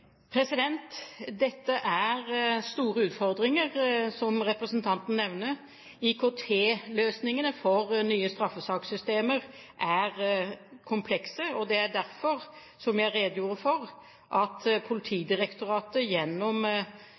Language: Norwegian Bokmål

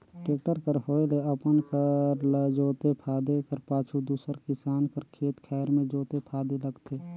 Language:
Chhattisgarhi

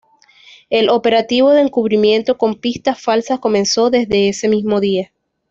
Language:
Spanish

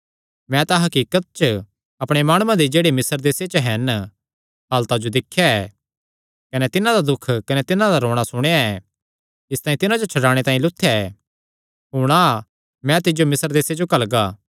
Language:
Kangri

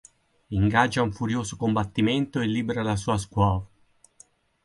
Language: Italian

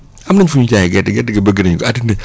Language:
Wolof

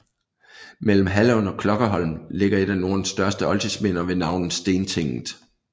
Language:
Danish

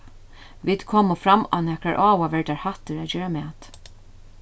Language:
Faroese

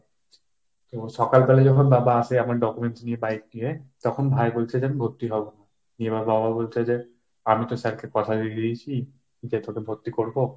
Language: Bangla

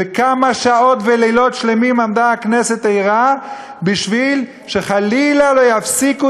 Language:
Hebrew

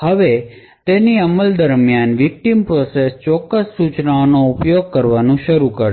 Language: Gujarati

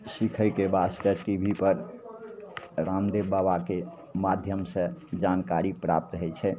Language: Maithili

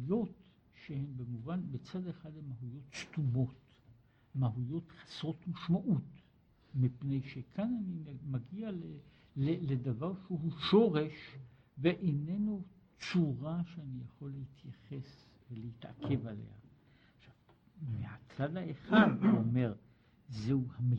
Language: Hebrew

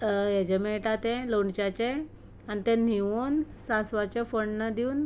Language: Konkani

